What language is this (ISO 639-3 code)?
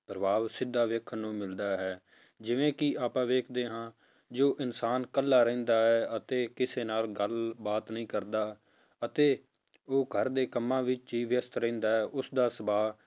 pan